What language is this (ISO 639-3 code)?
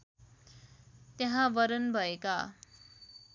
nep